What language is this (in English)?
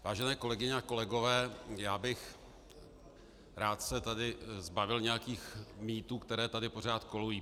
Czech